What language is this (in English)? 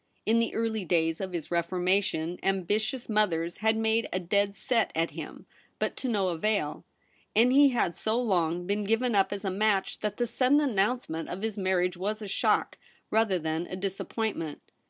English